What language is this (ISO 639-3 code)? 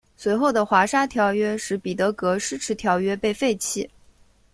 zho